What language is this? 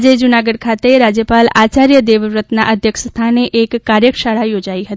Gujarati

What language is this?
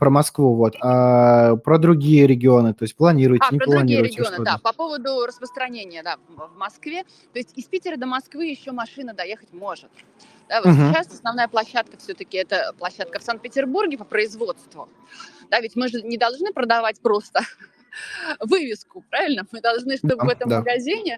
Russian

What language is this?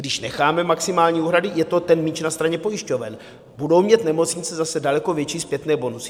Czech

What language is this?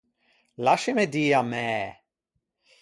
Ligurian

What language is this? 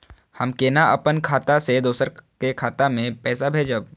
Maithili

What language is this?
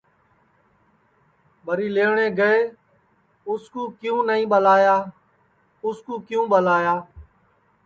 Sansi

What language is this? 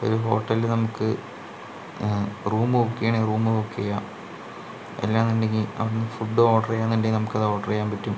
Malayalam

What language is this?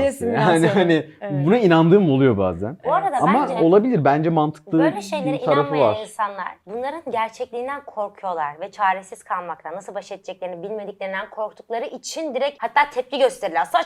Turkish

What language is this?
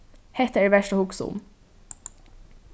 Faroese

